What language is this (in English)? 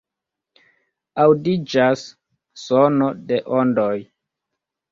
Esperanto